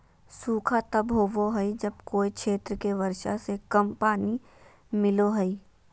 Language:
Magahi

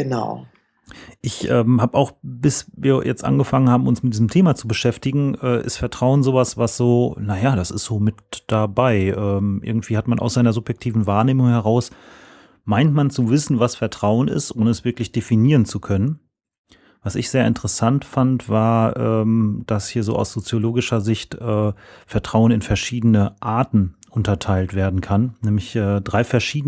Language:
German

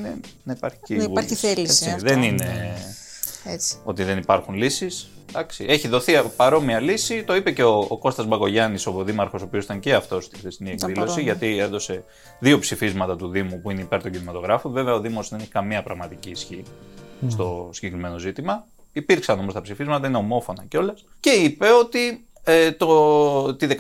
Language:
Greek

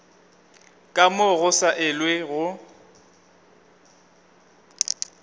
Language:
Northern Sotho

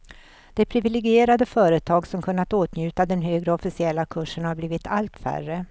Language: Swedish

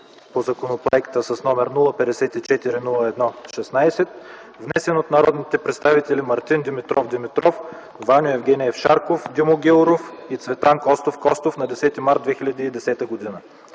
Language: Bulgarian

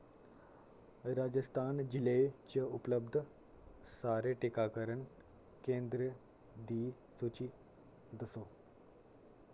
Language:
Dogri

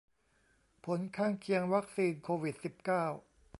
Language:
Thai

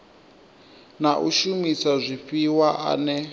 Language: Venda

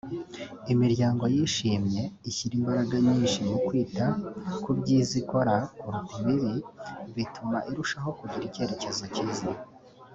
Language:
Kinyarwanda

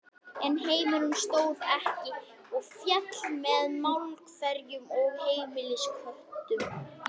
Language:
Icelandic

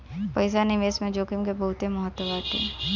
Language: Bhojpuri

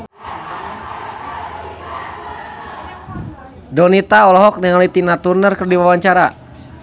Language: Sundanese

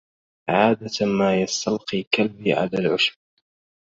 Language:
Arabic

